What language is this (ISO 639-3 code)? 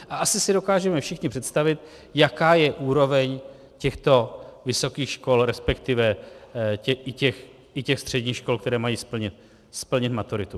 ces